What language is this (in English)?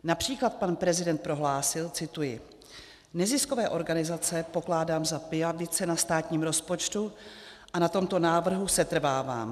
Czech